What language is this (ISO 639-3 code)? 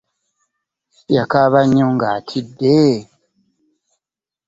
lug